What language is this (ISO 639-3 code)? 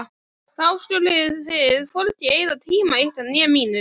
isl